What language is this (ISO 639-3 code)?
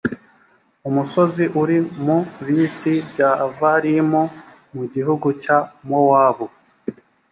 kin